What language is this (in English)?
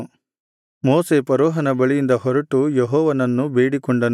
Kannada